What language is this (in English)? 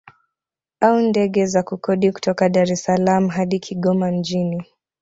Swahili